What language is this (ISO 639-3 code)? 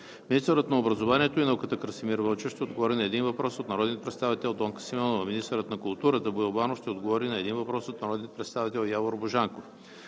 bul